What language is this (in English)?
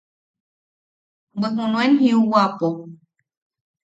Yaqui